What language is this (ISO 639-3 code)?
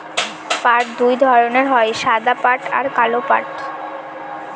ben